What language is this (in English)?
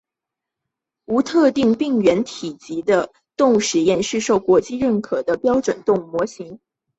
Chinese